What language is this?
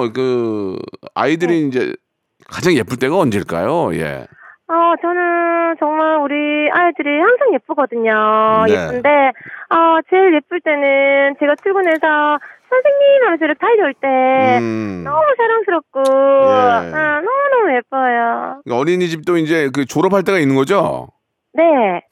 Korean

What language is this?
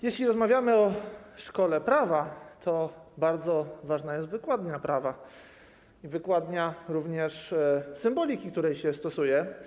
Polish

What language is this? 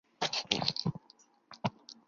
Chinese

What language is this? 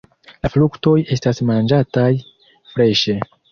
Esperanto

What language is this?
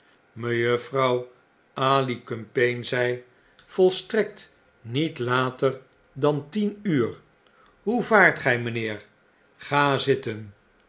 Dutch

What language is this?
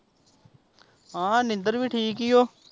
Punjabi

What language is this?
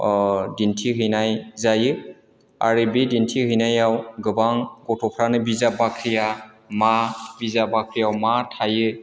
Bodo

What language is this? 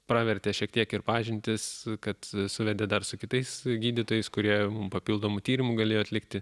Lithuanian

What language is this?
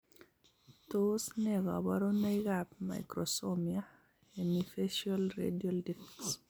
Kalenjin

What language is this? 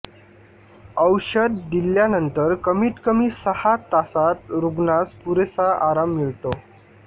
Marathi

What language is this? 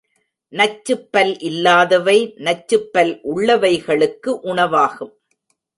Tamil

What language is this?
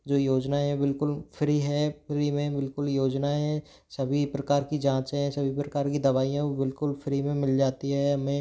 Hindi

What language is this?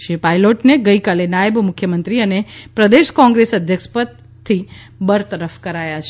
Gujarati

